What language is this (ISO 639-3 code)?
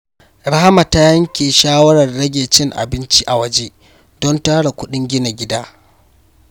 hau